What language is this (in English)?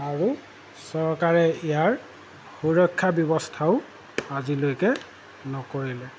Assamese